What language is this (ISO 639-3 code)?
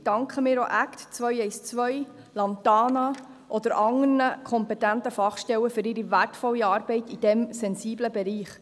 gsw